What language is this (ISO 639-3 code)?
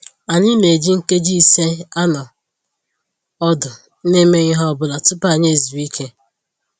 ibo